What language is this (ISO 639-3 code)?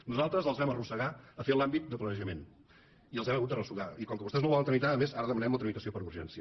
cat